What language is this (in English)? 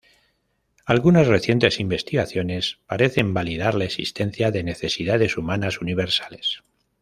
Spanish